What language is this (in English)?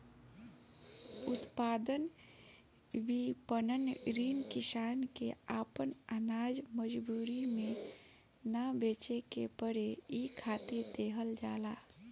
Bhojpuri